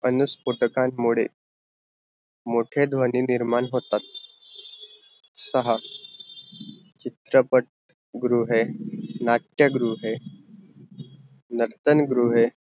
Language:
Marathi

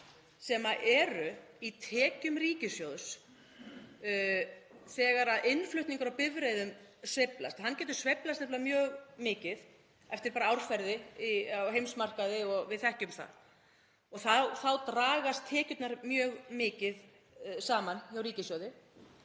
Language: Icelandic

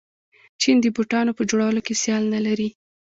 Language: Pashto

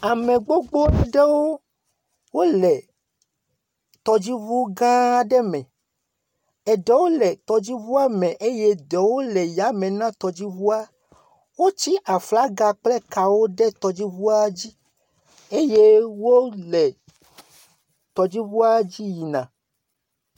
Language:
Ewe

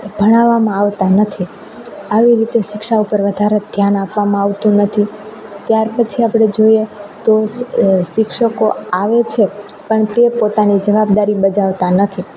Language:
Gujarati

